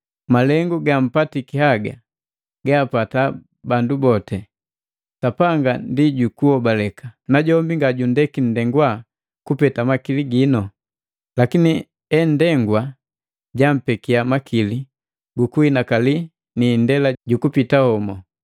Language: Matengo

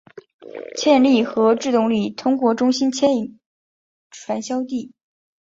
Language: Chinese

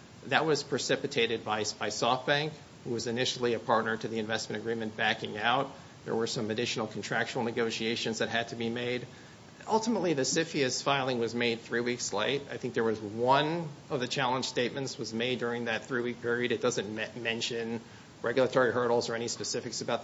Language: English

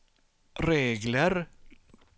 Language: Swedish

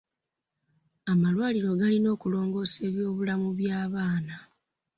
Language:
Ganda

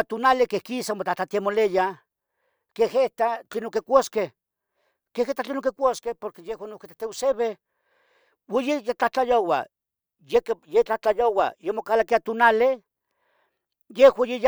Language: Tetelcingo Nahuatl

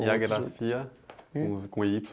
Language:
Portuguese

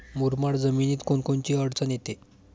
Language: Marathi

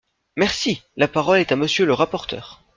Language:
French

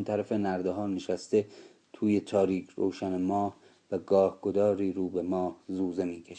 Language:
Persian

